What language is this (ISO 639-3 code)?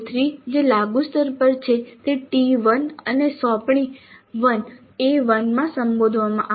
guj